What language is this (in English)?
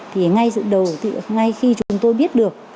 Vietnamese